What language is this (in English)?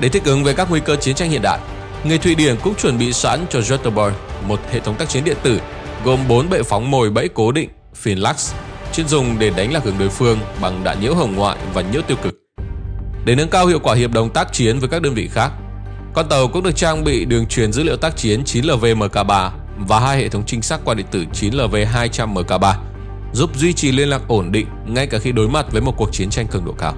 Vietnamese